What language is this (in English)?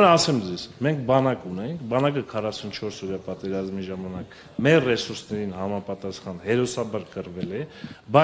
Romanian